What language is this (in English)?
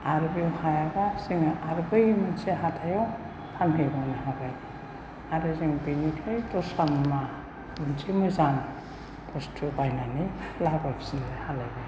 Bodo